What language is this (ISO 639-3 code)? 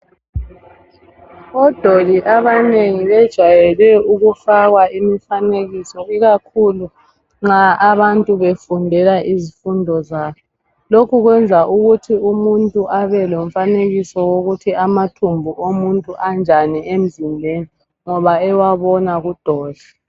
nde